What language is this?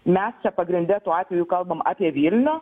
Lithuanian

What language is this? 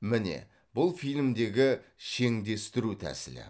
Kazakh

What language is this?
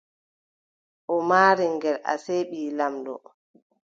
Adamawa Fulfulde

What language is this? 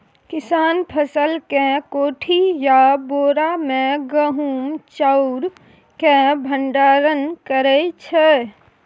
Maithili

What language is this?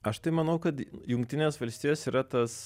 Lithuanian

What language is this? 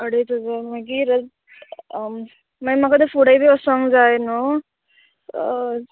Konkani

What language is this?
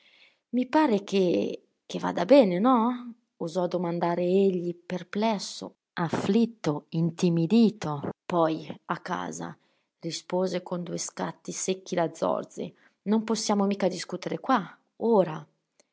Italian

